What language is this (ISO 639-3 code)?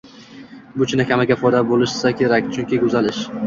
uzb